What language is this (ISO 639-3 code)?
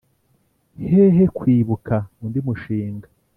kin